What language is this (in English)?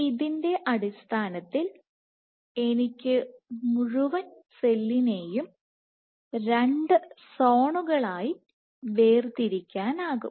Malayalam